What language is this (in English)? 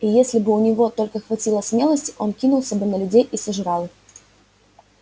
Russian